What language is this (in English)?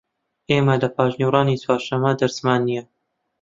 Central Kurdish